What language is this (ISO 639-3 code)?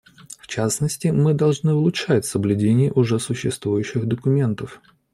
rus